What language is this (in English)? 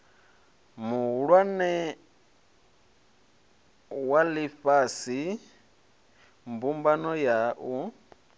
Venda